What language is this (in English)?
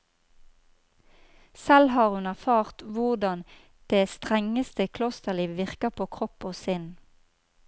Norwegian